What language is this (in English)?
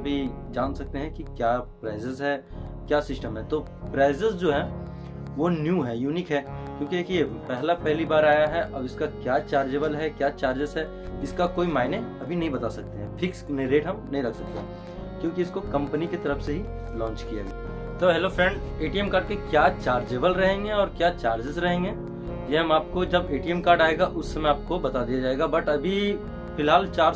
Hindi